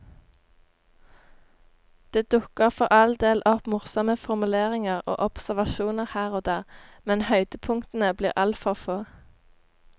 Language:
Norwegian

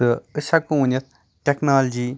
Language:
Kashmiri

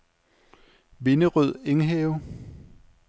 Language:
Danish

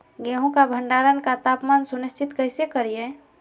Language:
Magahi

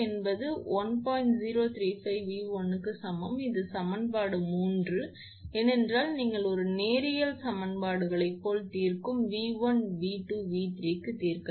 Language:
Tamil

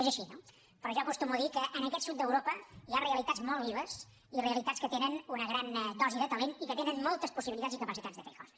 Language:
Catalan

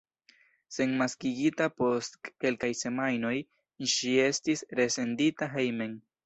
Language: Esperanto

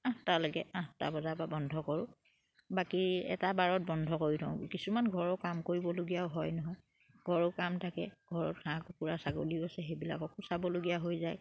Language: Assamese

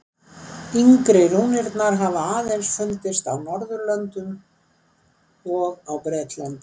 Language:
Icelandic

